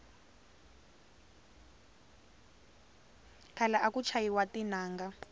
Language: Tsonga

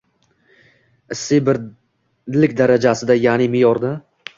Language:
Uzbek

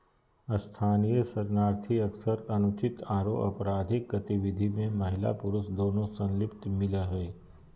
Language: Magahi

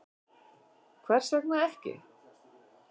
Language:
Icelandic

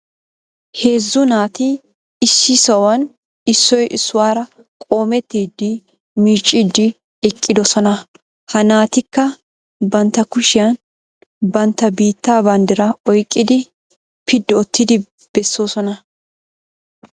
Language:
Wolaytta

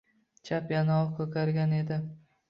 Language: Uzbek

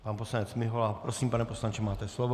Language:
Czech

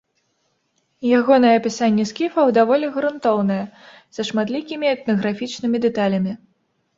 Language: Belarusian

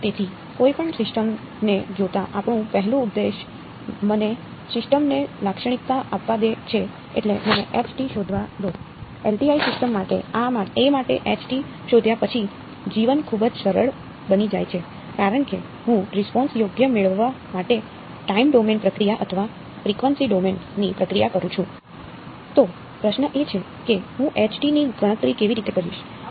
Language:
Gujarati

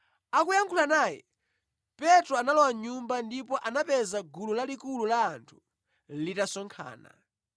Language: Nyanja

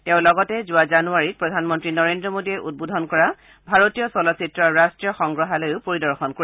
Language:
Assamese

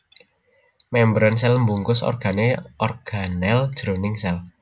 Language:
Javanese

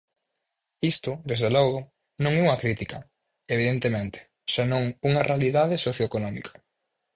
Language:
Galician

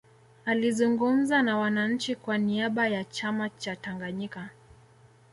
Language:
Swahili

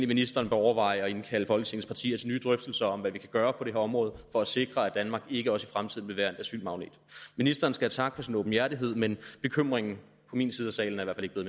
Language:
Danish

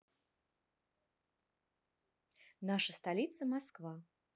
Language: Russian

